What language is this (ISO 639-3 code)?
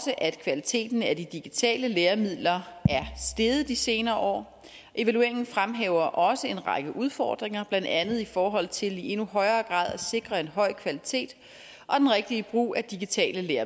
dan